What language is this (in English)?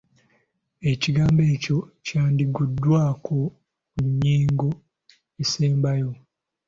Ganda